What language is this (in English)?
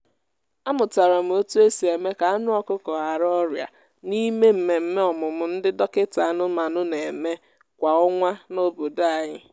Igbo